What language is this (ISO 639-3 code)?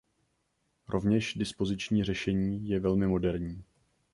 ces